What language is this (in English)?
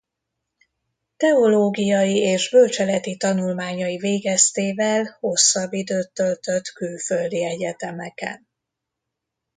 Hungarian